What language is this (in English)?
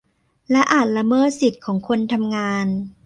Thai